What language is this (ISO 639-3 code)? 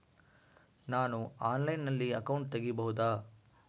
kan